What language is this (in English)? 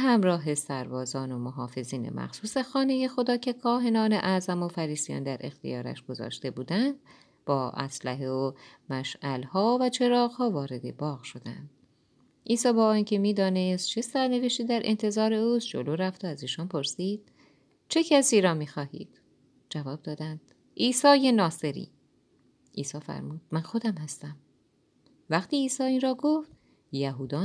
Persian